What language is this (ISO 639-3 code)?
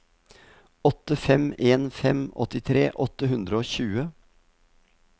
nor